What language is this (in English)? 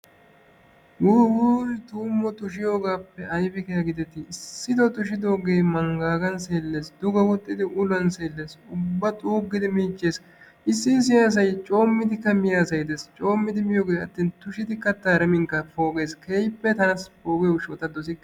Wolaytta